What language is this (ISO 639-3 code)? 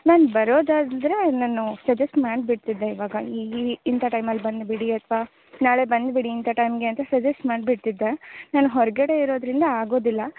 kan